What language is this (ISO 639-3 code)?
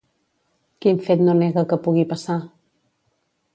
cat